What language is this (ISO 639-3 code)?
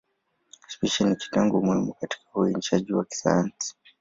swa